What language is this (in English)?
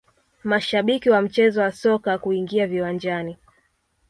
Swahili